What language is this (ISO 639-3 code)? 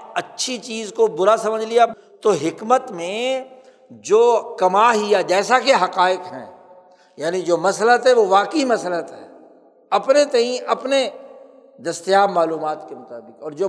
urd